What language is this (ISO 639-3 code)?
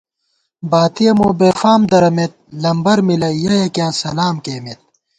gwt